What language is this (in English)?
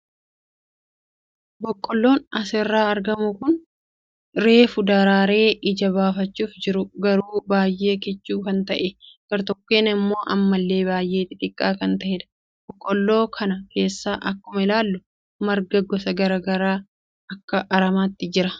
Oromo